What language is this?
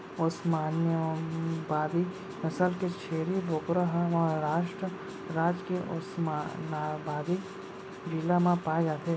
Chhattisgarhi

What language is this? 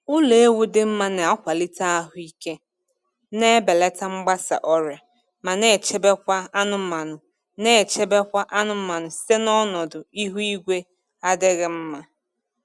Igbo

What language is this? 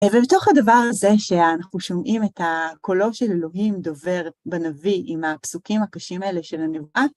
Hebrew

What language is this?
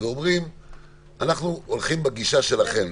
Hebrew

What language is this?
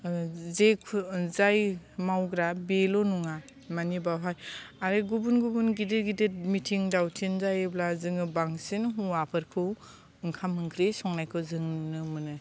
Bodo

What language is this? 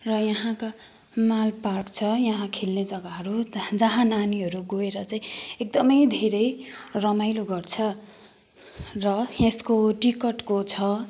Nepali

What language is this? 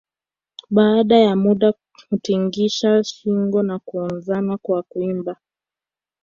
Swahili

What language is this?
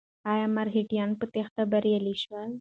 Pashto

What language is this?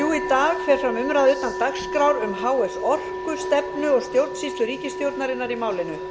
Icelandic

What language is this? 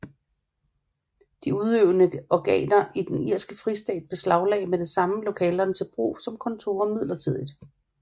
Danish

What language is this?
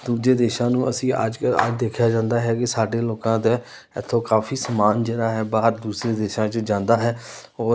Punjabi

